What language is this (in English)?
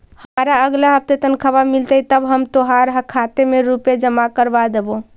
Magahi